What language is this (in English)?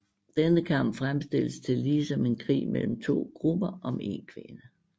Danish